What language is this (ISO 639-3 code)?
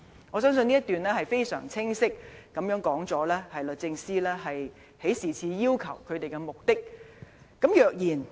yue